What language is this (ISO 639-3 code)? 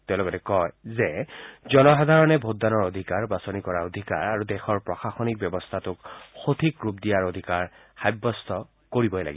asm